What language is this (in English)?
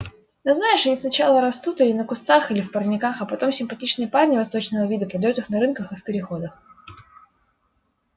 Russian